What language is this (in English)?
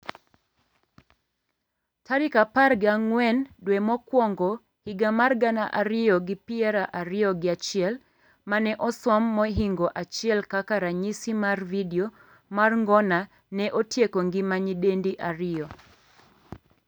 Luo (Kenya and Tanzania)